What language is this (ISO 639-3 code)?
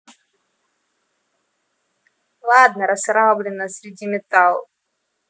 rus